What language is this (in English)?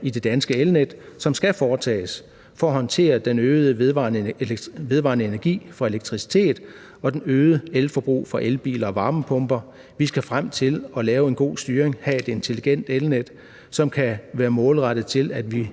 Danish